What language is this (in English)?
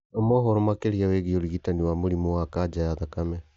Kikuyu